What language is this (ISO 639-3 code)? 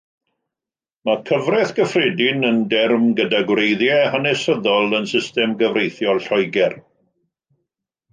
cym